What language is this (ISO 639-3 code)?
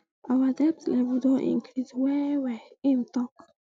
pcm